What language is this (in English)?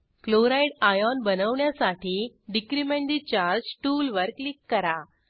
Marathi